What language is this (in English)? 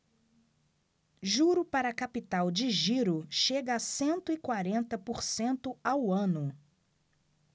Portuguese